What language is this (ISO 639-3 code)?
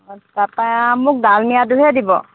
asm